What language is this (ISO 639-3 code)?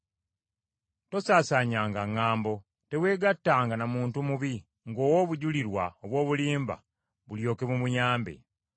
lug